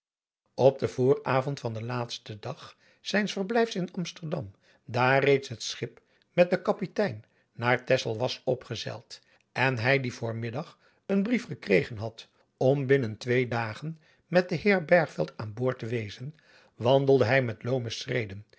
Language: Dutch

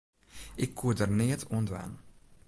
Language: Western Frisian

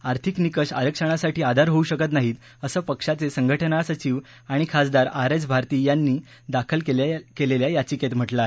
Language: Marathi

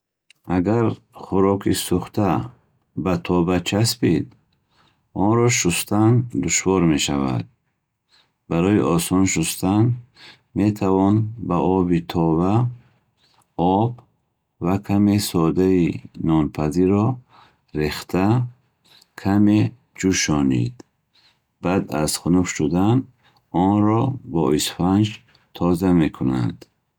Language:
Bukharic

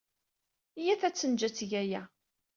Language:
Kabyle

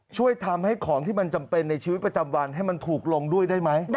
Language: Thai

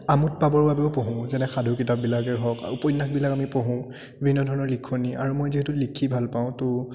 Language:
Assamese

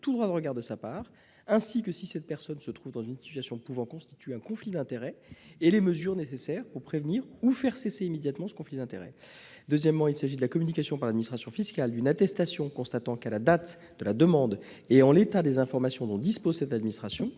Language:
French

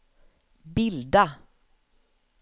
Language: Swedish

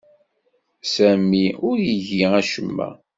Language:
Kabyle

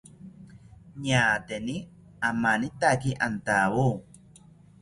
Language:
South Ucayali Ashéninka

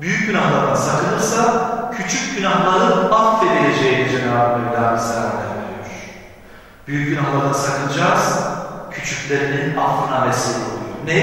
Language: Turkish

